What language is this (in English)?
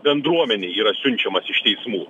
Lithuanian